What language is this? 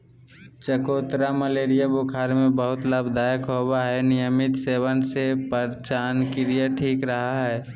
Magahi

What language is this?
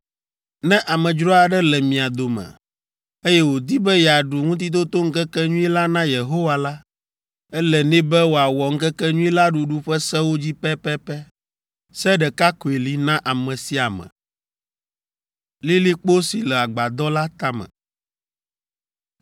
Ewe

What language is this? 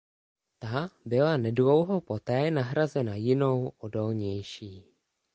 Czech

